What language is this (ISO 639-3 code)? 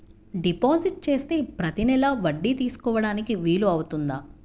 tel